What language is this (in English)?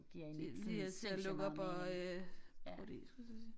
Danish